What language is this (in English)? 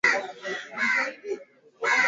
Swahili